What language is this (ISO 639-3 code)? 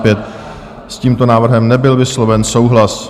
ces